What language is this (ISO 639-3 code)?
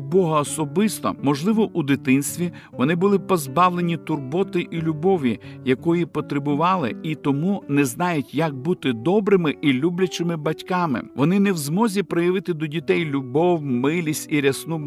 ukr